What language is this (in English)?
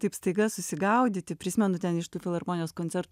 Lithuanian